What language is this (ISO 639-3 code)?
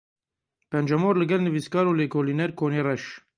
kur